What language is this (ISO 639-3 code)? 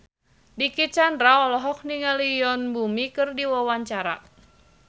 sun